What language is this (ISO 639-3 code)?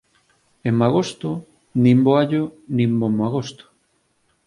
glg